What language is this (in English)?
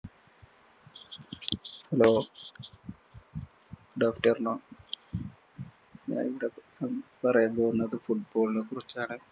Malayalam